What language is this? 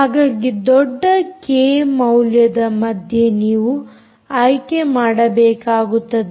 Kannada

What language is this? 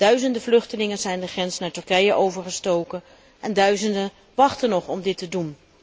Dutch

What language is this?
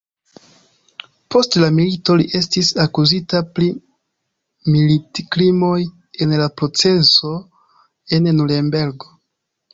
Esperanto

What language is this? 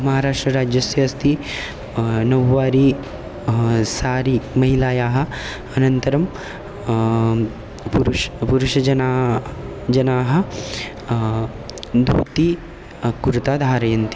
Sanskrit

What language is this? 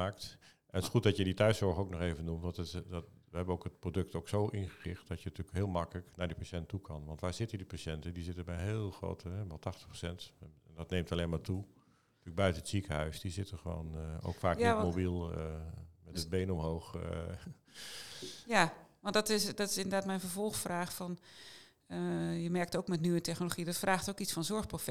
Dutch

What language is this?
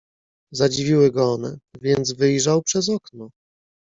Polish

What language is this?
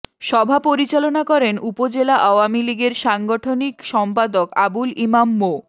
Bangla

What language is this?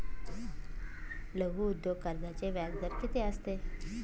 Marathi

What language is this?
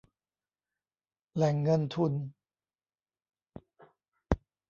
Thai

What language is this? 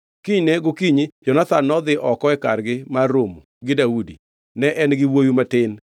Luo (Kenya and Tanzania)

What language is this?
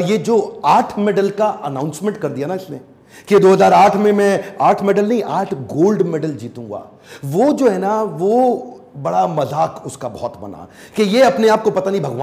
Hindi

